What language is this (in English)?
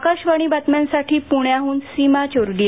Marathi